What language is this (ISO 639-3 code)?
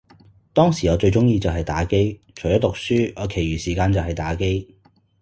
yue